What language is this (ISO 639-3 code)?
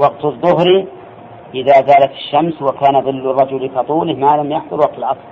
ara